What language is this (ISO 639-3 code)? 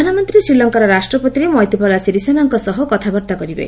ori